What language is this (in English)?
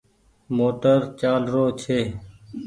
Goaria